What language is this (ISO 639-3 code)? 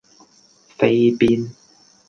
yue